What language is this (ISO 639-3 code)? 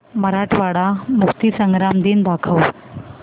mar